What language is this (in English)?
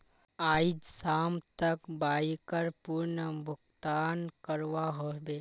Magahi